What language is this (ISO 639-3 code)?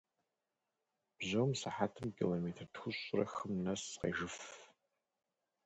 kbd